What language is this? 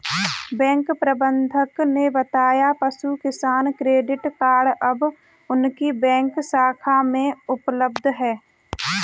Hindi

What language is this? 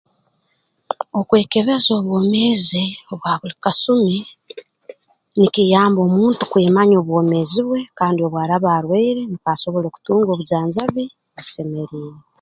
Tooro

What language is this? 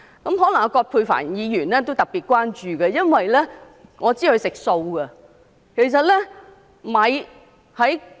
Cantonese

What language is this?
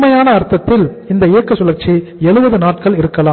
Tamil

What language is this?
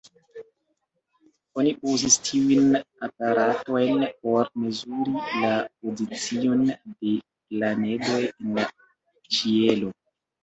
Esperanto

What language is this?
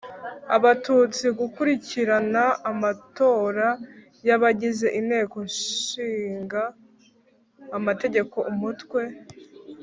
Kinyarwanda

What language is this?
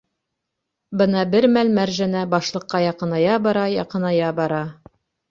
Bashkir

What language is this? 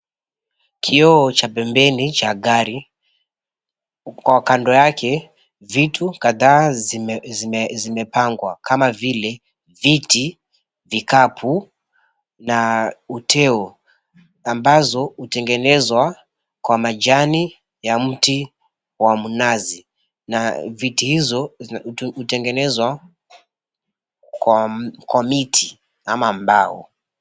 Swahili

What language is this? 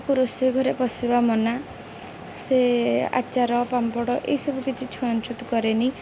Odia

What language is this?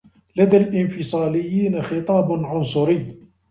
Arabic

